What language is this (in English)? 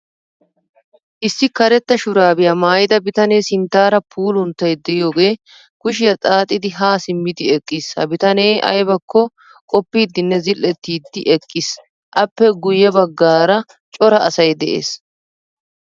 Wolaytta